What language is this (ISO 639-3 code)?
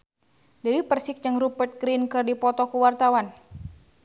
sun